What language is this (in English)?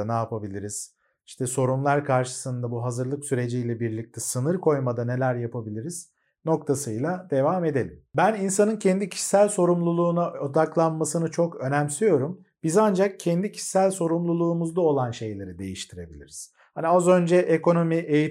Turkish